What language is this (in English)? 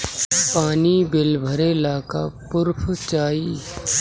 Bhojpuri